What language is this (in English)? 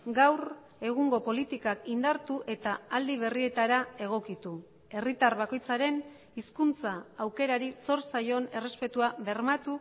Basque